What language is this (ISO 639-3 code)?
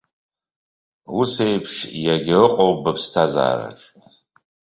abk